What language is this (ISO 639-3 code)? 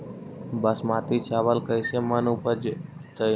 mag